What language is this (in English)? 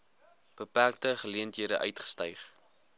Afrikaans